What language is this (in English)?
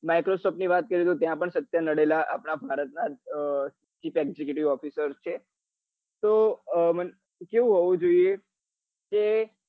Gujarati